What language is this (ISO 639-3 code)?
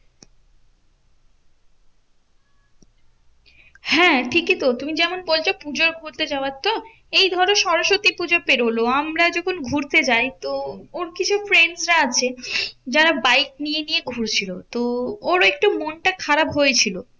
ben